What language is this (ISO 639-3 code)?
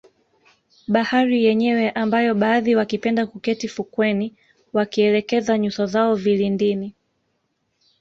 swa